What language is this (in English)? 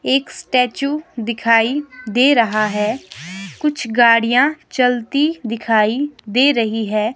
Hindi